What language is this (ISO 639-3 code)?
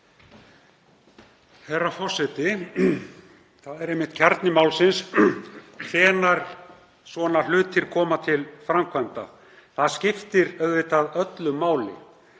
isl